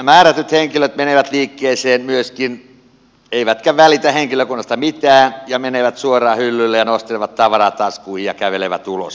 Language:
Finnish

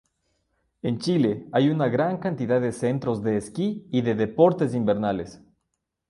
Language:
Spanish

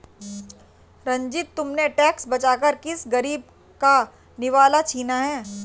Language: Hindi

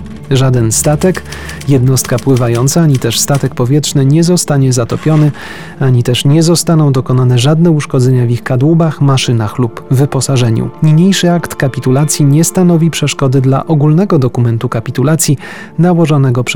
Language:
Polish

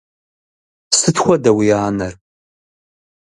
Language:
Kabardian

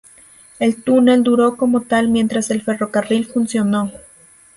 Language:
Spanish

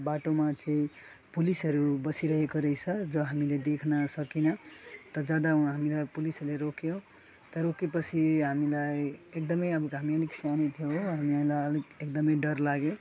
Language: Nepali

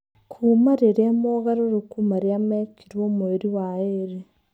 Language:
Kikuyu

